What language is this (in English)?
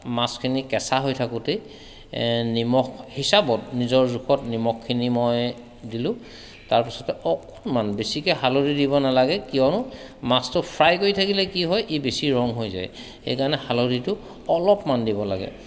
Assamese